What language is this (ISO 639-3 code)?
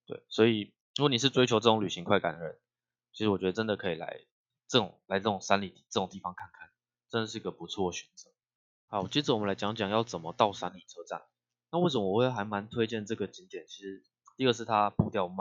zho